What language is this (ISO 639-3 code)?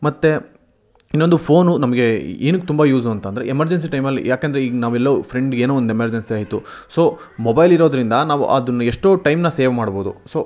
kan